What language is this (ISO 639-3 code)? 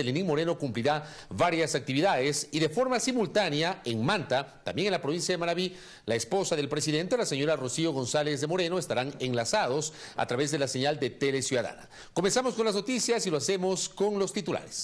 spa